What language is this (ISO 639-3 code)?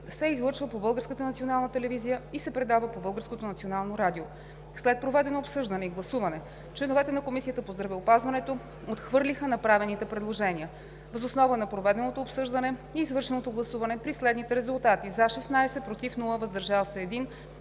bul